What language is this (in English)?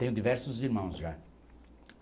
Portuguese